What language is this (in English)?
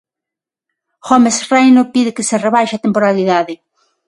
Galician